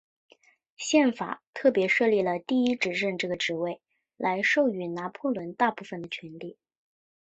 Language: Chinese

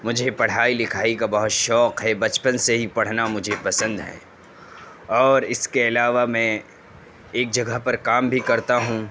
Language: Urdu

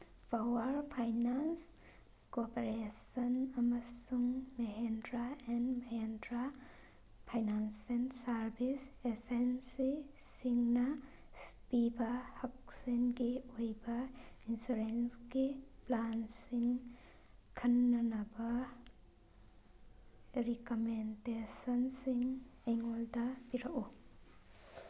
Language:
Manipuri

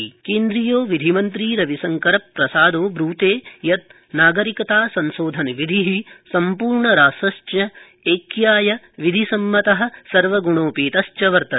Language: Sanskrit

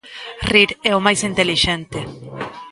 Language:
Galician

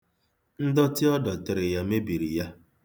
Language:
Igbo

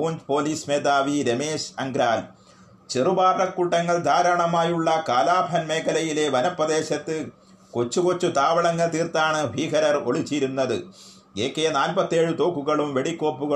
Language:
Malayalam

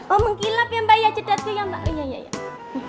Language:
Indonesian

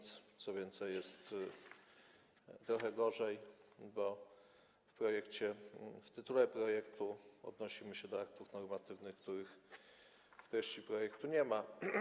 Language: Polish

